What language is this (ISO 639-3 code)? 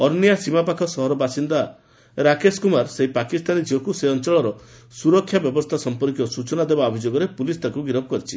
ori